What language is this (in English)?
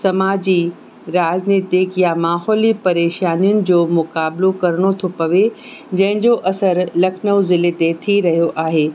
Sindhi